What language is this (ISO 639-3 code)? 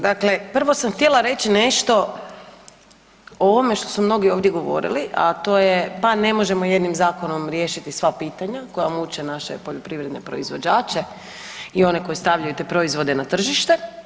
hrv